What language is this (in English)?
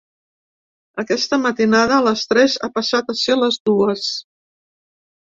Catalan